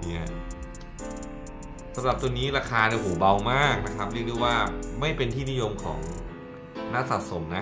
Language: Thai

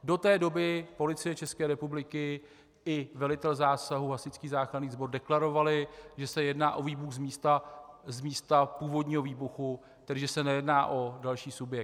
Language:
Czech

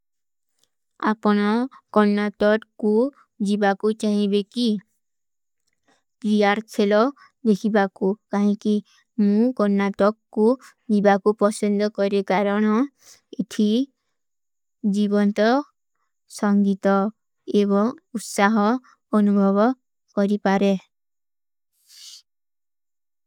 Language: Kui (India)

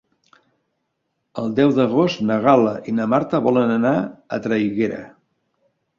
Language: Catalan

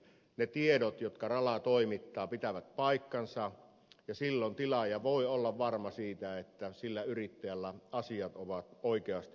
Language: Finnish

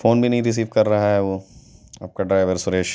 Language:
Urdu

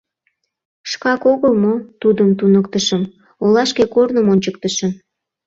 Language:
Mari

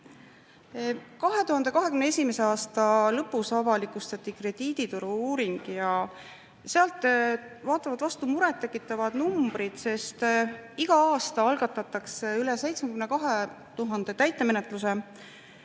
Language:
Estonian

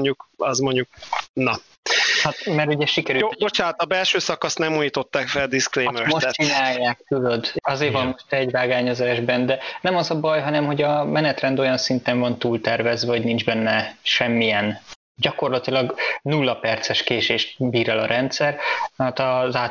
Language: Hungarian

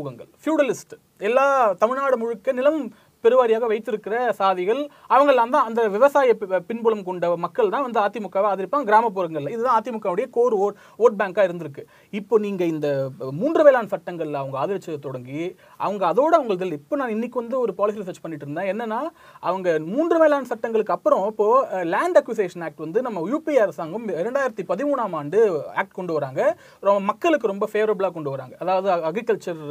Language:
Tamil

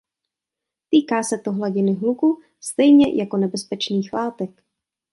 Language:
Czech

